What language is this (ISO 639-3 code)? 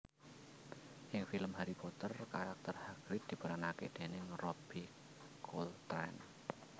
jav